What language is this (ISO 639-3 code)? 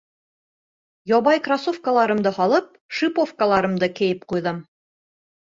bak